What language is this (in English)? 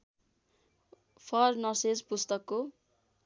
Nepali